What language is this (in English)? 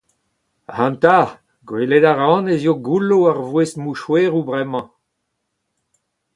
Breton